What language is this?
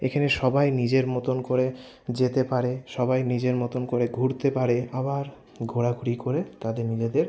Bangla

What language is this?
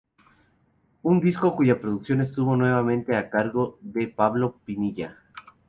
Spanish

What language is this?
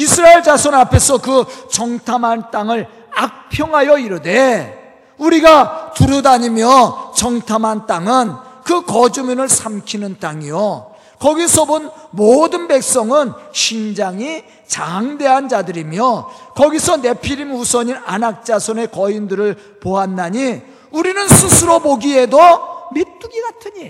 Korean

